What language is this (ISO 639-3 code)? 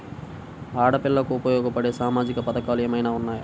tel